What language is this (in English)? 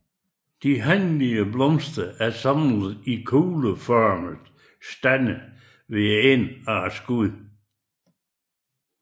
Danish